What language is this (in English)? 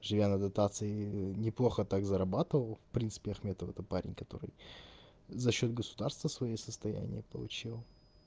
Russian